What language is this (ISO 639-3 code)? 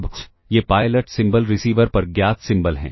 hin